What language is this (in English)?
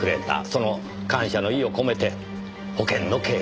Japanese